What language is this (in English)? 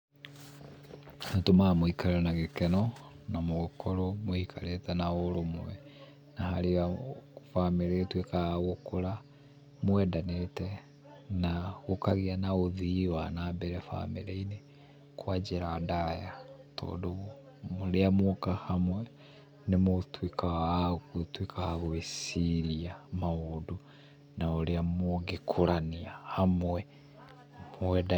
Kikuyu